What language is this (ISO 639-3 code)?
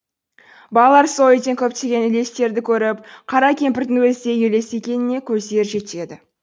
kaz